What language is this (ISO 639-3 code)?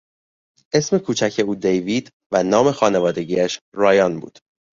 fas